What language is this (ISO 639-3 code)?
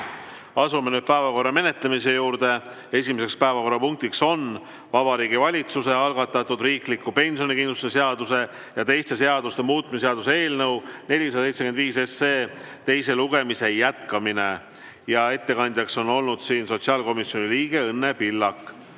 est